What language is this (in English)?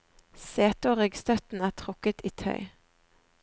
Norwegian